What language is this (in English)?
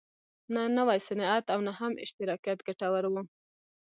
Pashto